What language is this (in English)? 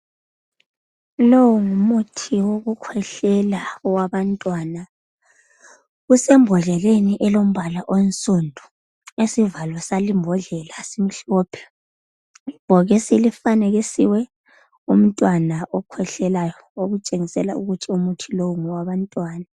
North Ndebele